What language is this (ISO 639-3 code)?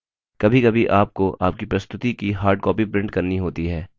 hin